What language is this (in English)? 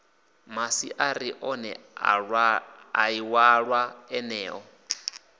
Venda